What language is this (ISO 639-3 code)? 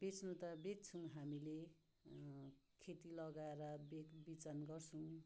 nep